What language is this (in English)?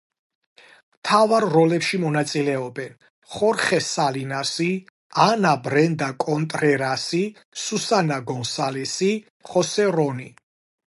Georgian